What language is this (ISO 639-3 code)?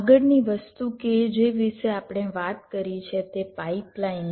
guj